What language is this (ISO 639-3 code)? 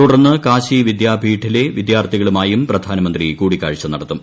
mal